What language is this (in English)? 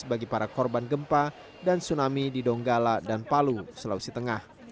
Indonesian